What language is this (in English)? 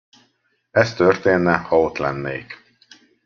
Hungarian